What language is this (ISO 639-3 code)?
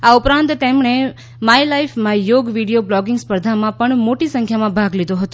guj